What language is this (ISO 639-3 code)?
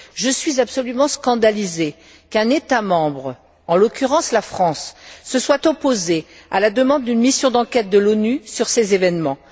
fra